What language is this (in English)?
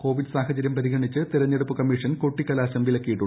Malayalam